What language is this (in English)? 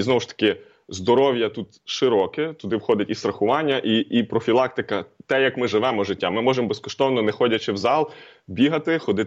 Ukrainian